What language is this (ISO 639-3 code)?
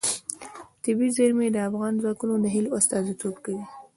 pus